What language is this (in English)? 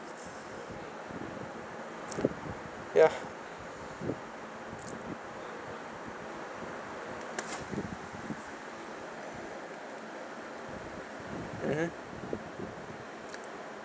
English